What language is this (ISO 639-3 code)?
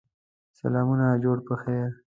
pus